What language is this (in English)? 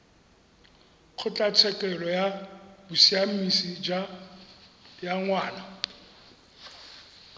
Tswana